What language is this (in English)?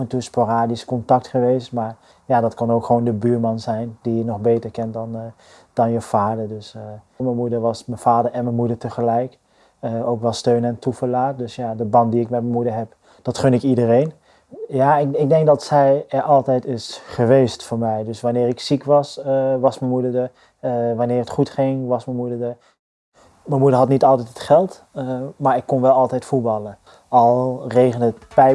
Dutch